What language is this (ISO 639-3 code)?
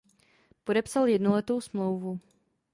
ces